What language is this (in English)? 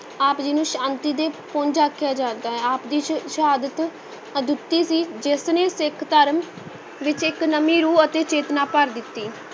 Punjabi